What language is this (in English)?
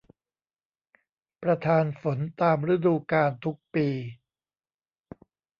Thai